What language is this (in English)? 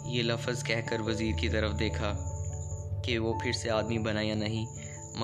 Urdu